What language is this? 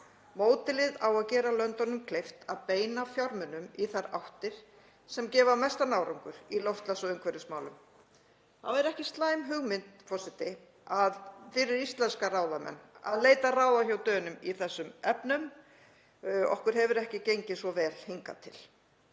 Icelandic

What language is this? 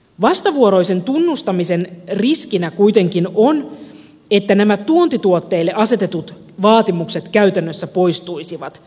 Finnish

